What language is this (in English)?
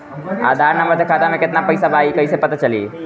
Bhojpuri